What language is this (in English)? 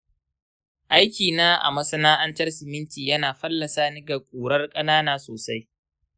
Hausa